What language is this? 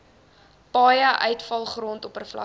Afrikaans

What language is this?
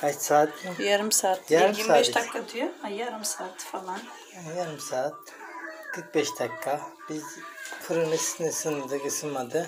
Turkish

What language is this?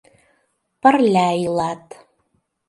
Mari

